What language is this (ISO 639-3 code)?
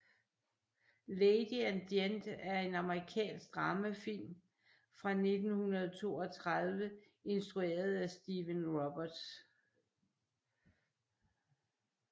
dan